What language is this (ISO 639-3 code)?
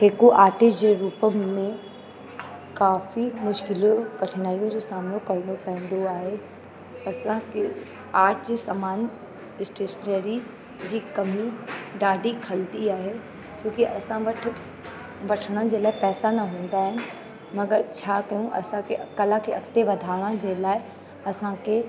snd